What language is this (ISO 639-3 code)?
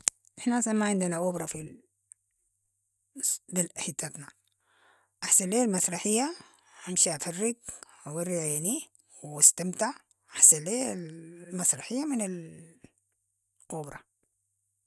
apd